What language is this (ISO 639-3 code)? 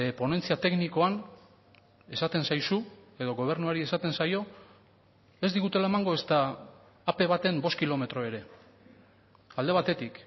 eus